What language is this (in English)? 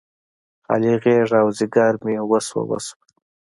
Pashto